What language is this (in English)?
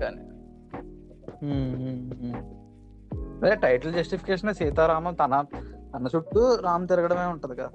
Telugu